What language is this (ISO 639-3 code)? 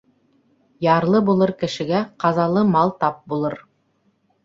bak